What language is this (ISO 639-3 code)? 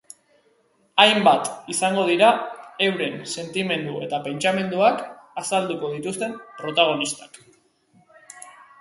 eus